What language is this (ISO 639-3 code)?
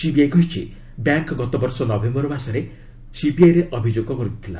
ori